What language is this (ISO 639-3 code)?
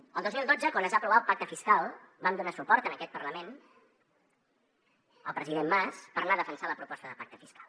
cat